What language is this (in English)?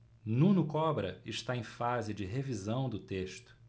Portuguese